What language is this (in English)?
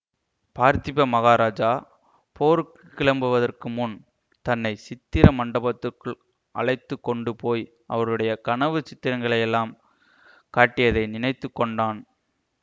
Tamil